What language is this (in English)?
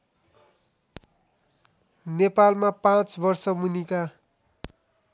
Nepali